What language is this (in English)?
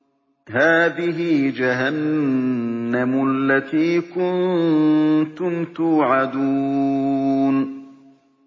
Arabic